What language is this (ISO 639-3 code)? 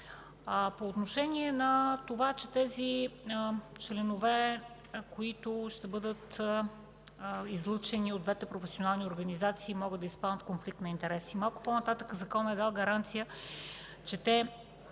bul